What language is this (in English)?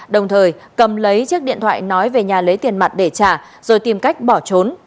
Vietnamese